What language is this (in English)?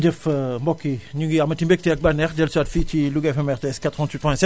Wolof